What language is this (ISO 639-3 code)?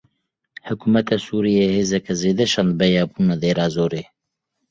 kur